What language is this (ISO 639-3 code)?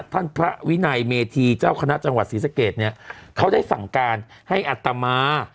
tha